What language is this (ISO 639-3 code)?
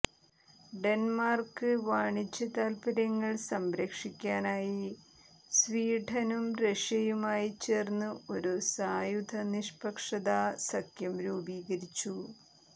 mal